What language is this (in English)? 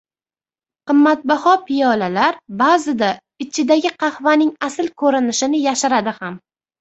Uzbek